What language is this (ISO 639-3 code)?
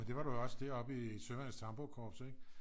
dan